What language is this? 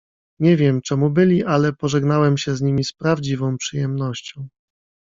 Polish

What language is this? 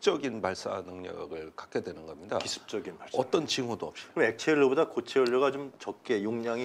Korean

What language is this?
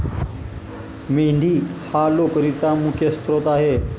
Marathi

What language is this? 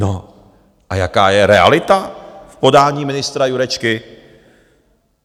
Czech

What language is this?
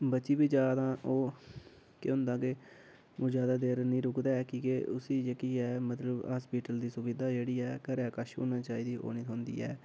Dogri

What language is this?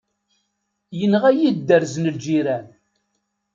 Kabyle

